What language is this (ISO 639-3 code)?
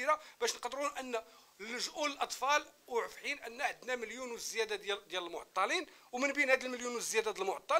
ara